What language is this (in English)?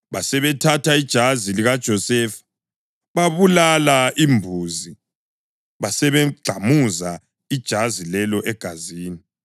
North Ndebele